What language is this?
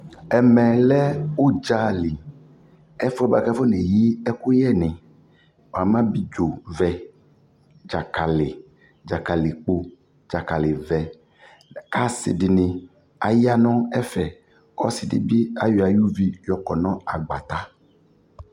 Ikposo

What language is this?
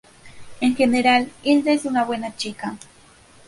Spanish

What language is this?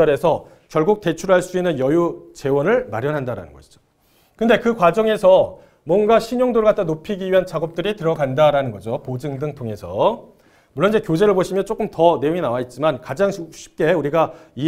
Korean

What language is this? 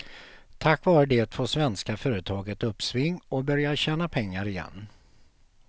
Swedish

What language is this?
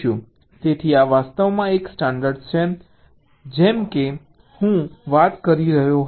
Gujarati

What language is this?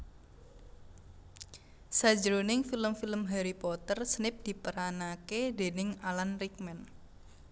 Javanese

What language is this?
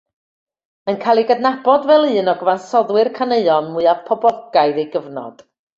Welsh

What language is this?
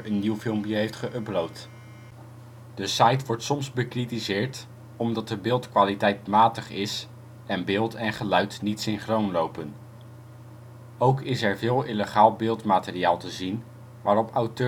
Dutch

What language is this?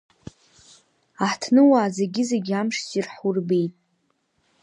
Abkhazian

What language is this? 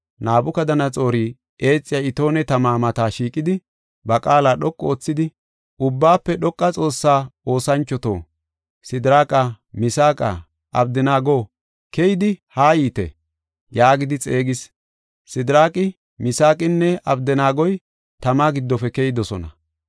Gofa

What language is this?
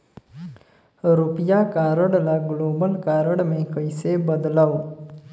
Chhattisgarhi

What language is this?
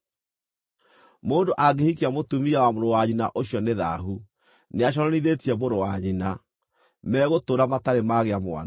Kikuyu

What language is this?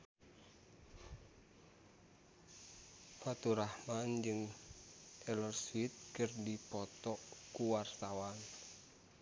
Sundanese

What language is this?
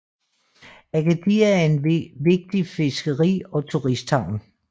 Danish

